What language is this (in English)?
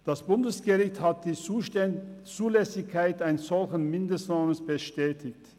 Swiss German